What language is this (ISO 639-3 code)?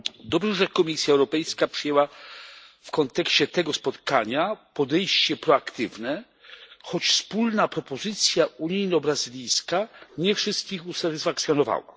pol